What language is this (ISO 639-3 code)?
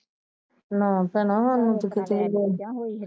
pan